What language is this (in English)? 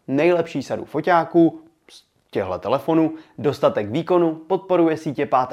Czech